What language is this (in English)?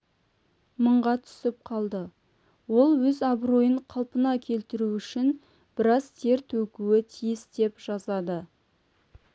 Kazakh